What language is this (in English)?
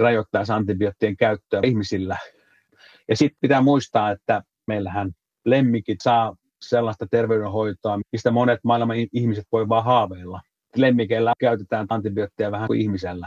Finnish